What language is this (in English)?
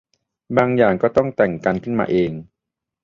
Thai